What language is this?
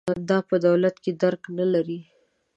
Pashto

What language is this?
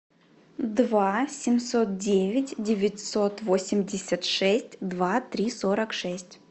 Russian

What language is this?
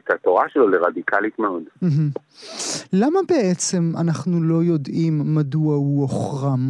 Hebrew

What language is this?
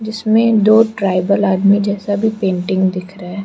Hindi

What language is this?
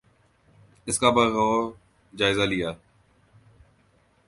Urdu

